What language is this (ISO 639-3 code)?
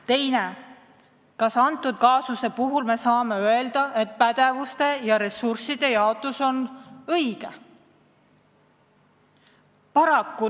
est